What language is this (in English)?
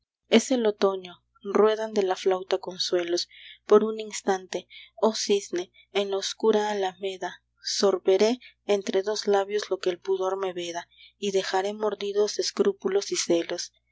Spanish